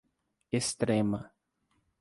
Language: Portuguese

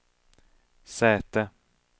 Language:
Swedish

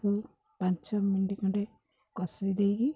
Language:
Odia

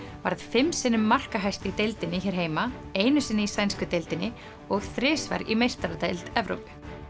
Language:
Icelandic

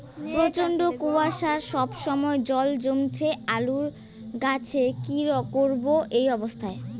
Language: Bangla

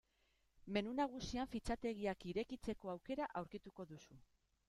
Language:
Basque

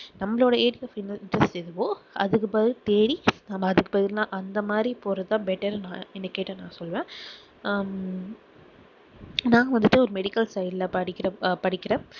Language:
Tamil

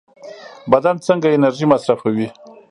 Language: Pashto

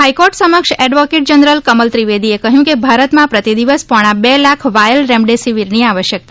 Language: Gujarati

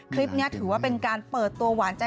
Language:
Thai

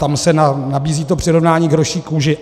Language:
Czech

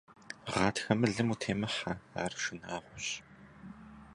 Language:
Kabardian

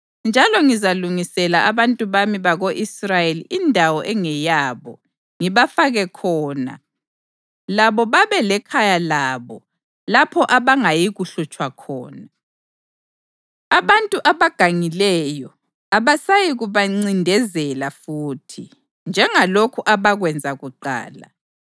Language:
North Ndebele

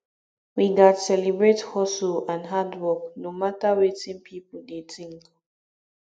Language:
Nigerian Pidgin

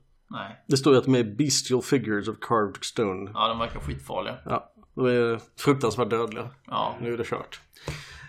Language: Swedish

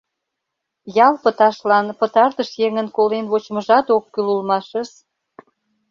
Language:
Mari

